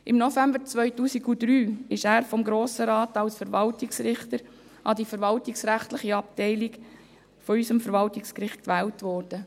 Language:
Swiss German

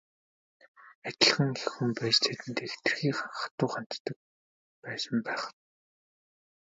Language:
Mongolian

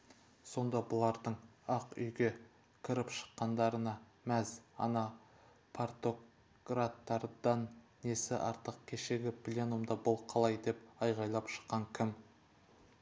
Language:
Kazakh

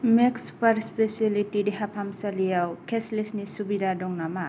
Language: Bodo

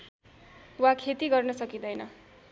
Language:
Nepali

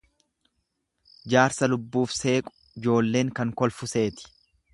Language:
Oromo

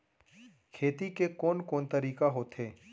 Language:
Chhattisgarhi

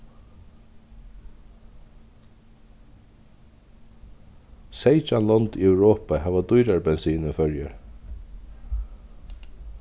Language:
Faroese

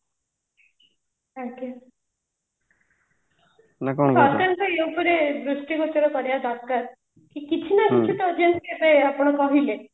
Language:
Odia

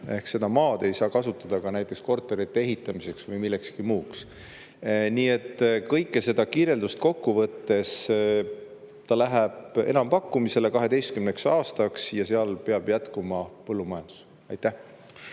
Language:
Estonian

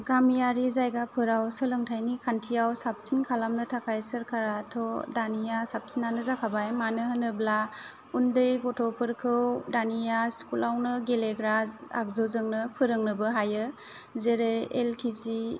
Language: Bodo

